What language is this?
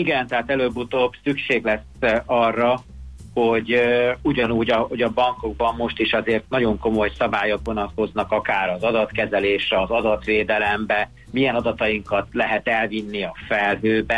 Hungarian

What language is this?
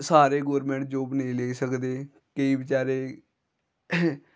Dogri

